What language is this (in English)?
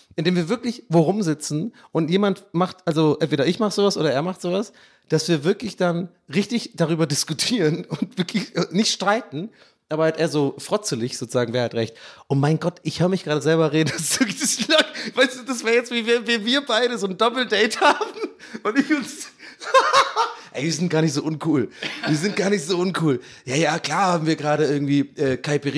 German